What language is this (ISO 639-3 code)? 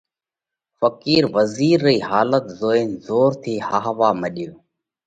kvx